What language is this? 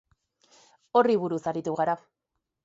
Basque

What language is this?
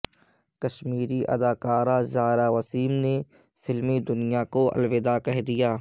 Urdu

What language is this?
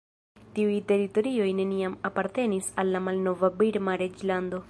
Esperanto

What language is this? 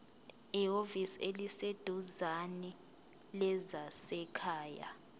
Zulu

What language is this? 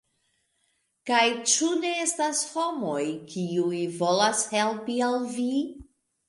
Esperanto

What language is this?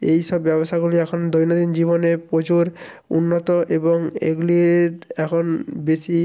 Bangla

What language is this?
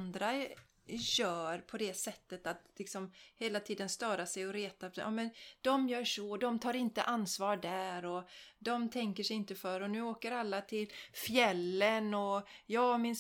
Swedish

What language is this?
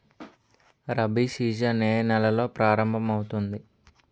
Telugu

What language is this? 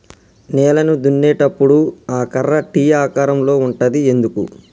Telugu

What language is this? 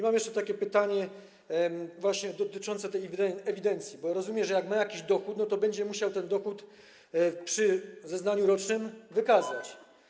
Polish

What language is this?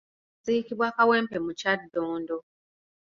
Ganda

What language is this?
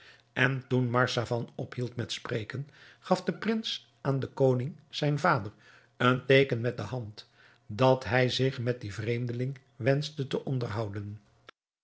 Dutch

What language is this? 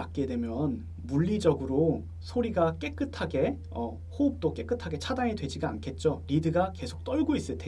Korean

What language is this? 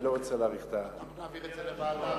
Hebrew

